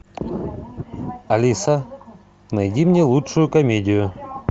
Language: Russian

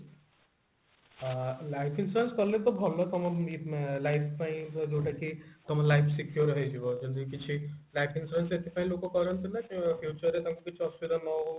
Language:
Odia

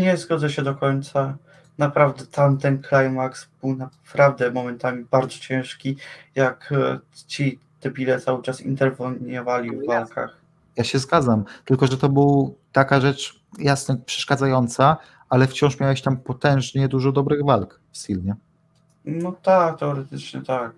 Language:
Polish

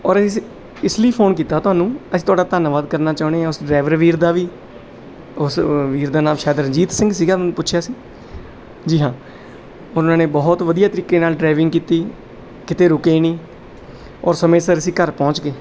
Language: Punjabi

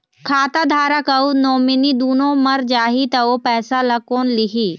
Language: Chhattisgarhi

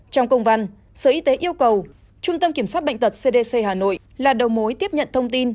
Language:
Vietnamese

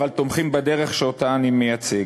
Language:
Hebrew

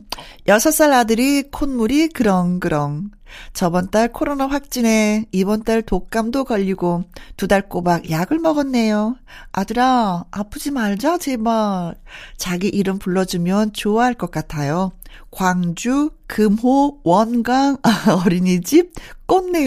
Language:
Korean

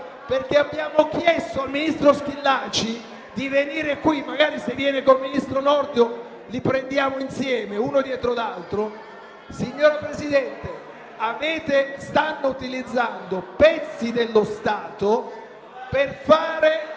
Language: Italian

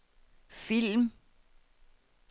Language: Danish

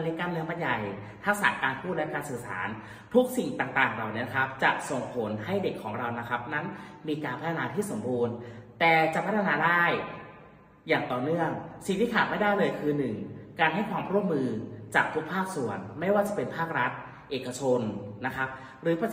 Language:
Thai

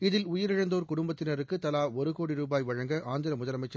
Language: Tamil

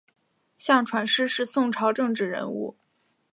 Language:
Chinese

